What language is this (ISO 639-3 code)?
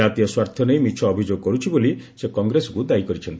ori